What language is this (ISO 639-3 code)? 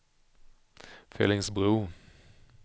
swe